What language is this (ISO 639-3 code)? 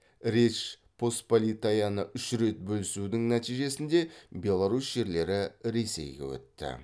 kaz